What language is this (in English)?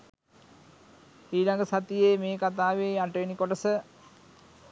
Sinhala